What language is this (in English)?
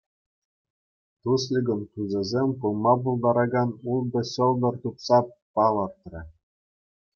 Chuvash